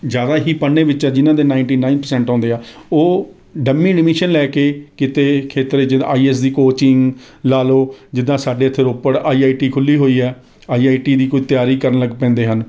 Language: Punjabi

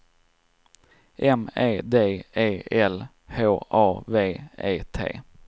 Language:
Swedish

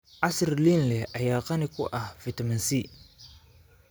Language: Somali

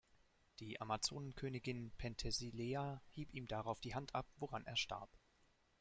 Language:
German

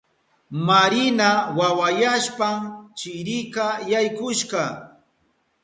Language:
Southern Pastaza Quechua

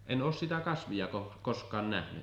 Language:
Finnish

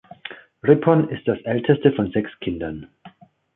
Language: German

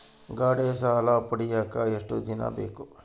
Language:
Kannada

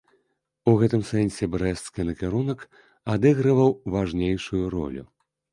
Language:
Belarusian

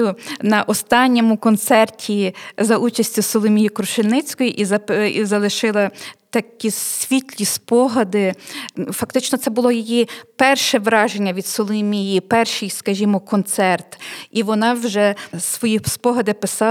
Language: Ukrainian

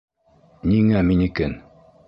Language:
Bashkir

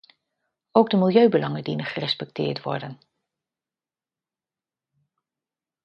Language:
Dutch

